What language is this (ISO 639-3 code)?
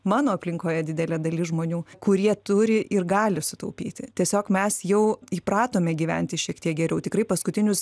lit